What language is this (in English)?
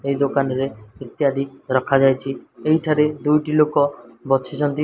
Odia